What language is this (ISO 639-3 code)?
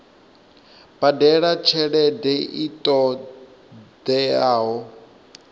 ven